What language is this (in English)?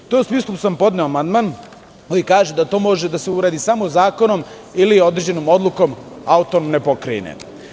Serbian